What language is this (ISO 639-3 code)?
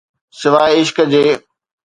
snd